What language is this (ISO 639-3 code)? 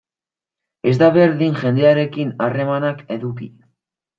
eus